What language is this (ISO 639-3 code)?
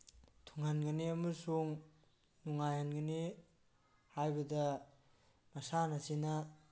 mni